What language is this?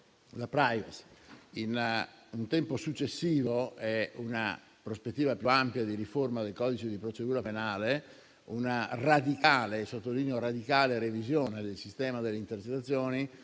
Italian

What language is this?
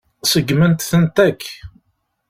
Kabyle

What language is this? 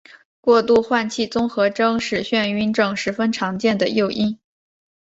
Chinese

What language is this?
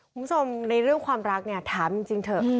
Thai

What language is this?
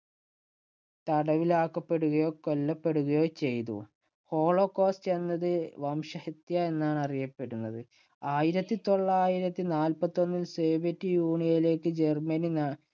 Malayalam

